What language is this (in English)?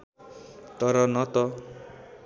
Nepali